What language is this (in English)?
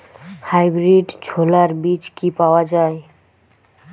Bangla